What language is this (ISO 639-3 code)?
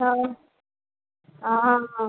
kok